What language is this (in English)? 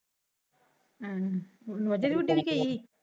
Punjabi